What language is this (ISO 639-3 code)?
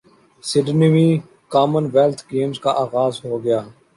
urd